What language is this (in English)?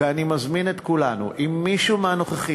Hebrew